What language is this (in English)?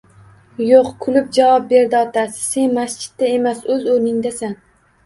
Uzbek